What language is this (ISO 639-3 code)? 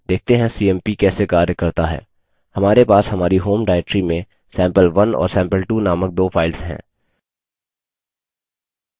hin